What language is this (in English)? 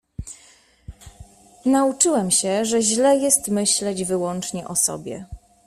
Polish